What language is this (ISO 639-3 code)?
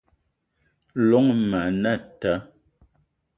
eto